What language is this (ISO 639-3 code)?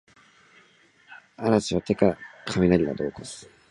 jpn